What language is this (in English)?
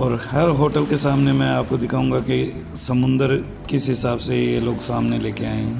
Hindi